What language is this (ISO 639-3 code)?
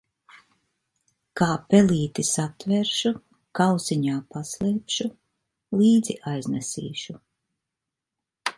lav